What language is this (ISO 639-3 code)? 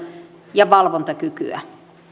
fin